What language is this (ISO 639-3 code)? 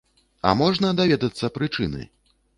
bel